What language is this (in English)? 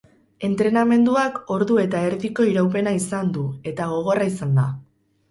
Basque